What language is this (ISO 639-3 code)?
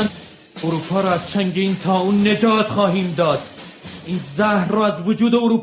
fas